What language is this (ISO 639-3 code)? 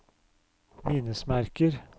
nor